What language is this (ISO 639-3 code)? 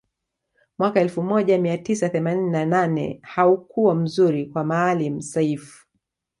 swa